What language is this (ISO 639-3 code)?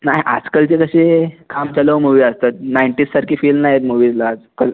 mar